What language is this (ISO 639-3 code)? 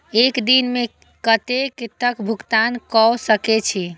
mai